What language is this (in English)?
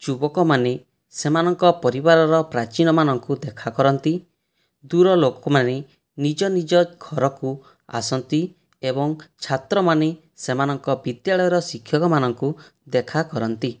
Odia